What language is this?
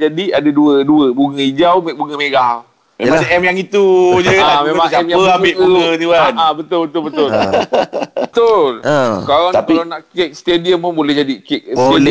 Malay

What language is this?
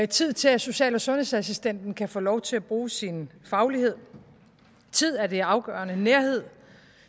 Danish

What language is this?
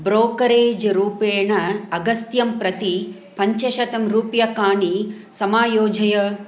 Sanskrit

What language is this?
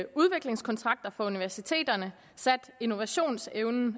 Danish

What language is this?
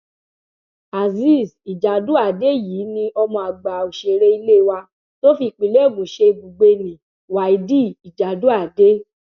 Yoruba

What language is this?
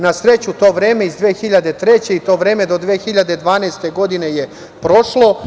Serbian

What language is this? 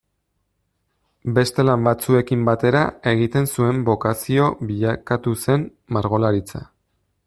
Basque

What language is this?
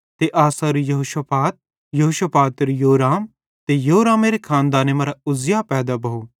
Bhadrawahi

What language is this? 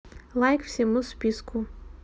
Russian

